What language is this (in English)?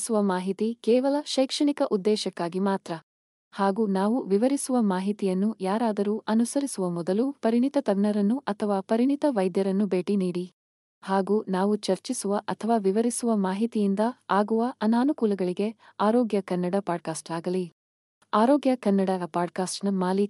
Kannada